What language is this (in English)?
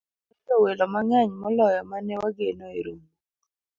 Luo (Kenya and Tanzania)